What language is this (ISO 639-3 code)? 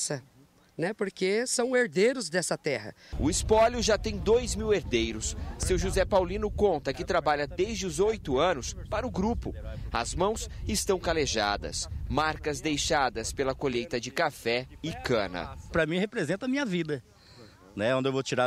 por